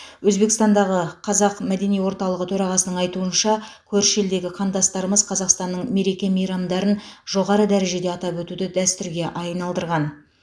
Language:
Kazakh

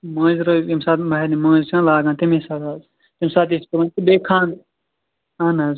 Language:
Kashmiri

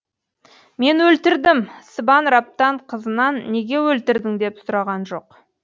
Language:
Kazakh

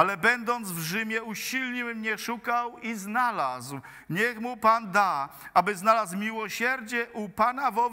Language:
Polish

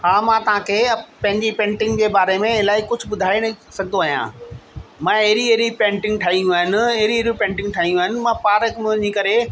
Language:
Sindhi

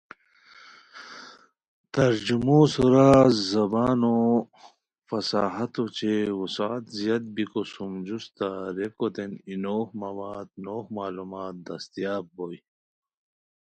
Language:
Khowar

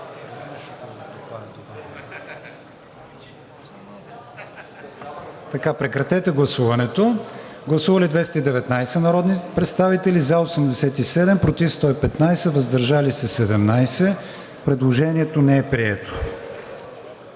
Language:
Bulgarian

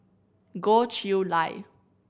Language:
English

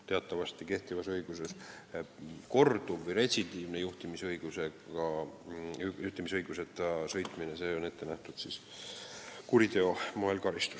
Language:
Estonian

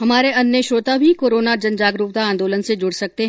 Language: Hindi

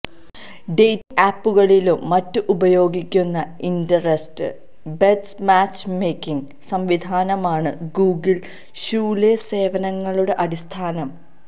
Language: Malayalam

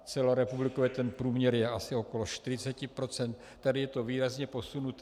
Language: Czech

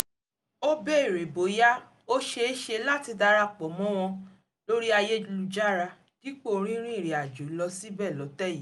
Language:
Yoruba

